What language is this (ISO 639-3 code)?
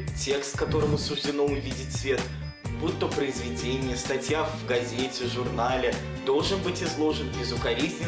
rus